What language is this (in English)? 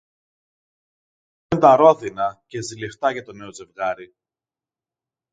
Greek